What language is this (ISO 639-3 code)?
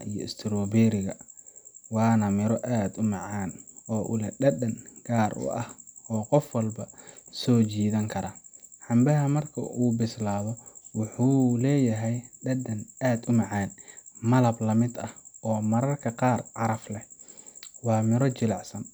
som